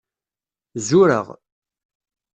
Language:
Kabyle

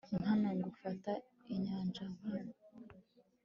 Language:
Kinyarwanda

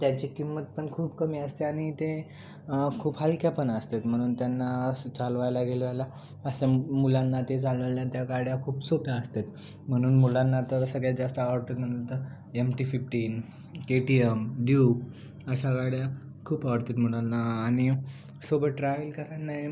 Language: Marathi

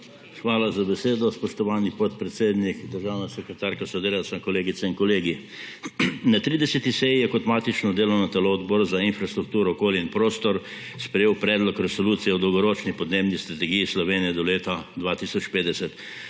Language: Slovenian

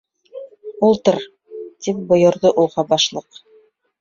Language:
Bashkir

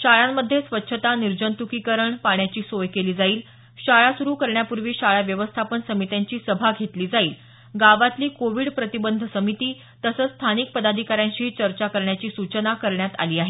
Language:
Marathi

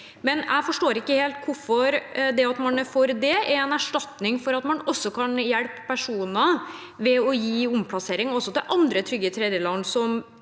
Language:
Norwegian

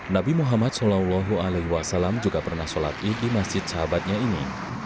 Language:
Indonesian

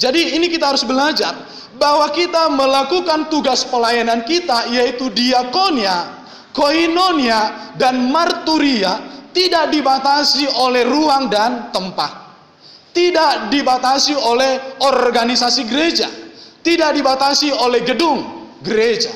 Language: Indonesian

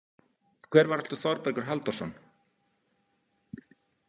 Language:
Icelandic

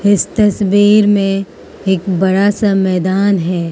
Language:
Hindi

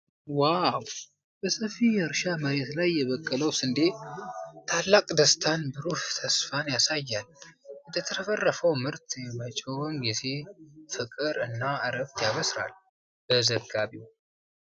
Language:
Amharic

